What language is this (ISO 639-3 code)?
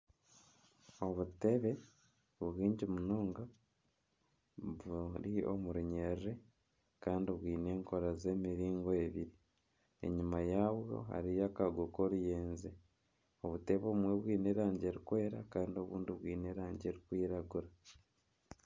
nyn